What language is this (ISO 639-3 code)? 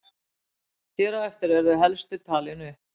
isl